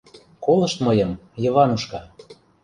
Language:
Mari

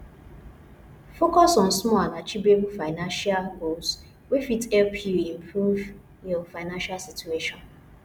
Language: Nigerian Pidgin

